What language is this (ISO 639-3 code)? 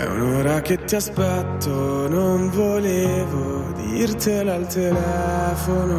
ita